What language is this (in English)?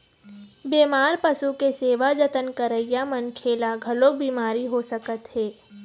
Chhattisgarhi